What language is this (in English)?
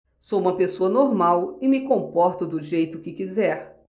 Portuguese